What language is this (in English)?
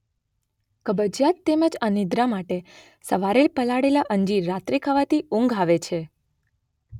Gujarati